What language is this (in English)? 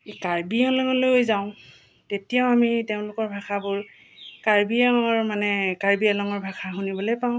Assamese